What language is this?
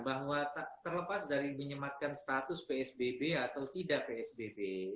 Indonesian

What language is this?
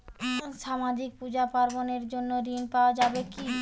Bangla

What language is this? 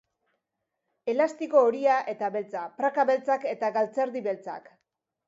Basque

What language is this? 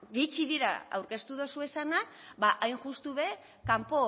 Basque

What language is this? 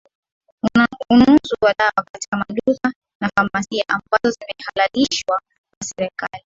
Swahili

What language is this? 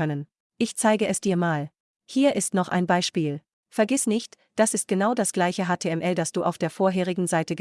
German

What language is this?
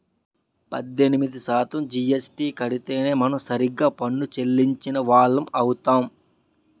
Telugu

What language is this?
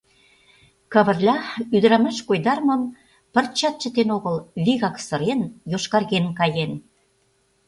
Mari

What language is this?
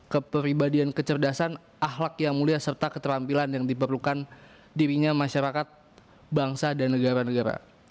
Indonesian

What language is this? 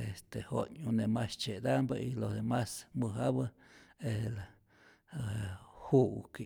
Rayón Zoque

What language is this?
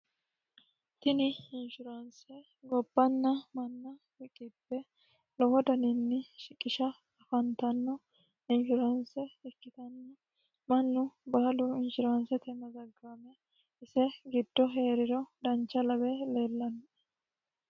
Sidamo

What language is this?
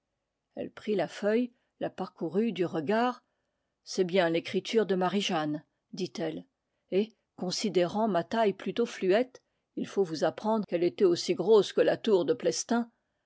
French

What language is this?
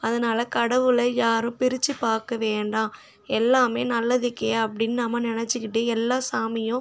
Tamil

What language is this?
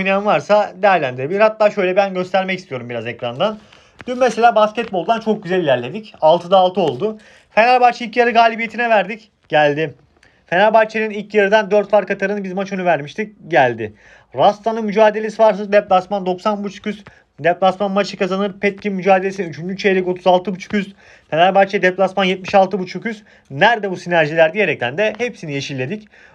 Turkish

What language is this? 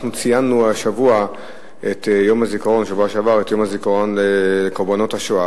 Hebrew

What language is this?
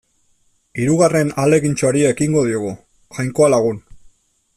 Basque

